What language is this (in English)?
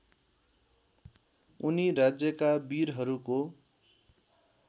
Nepali